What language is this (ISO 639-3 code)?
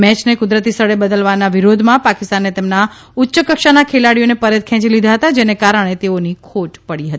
guj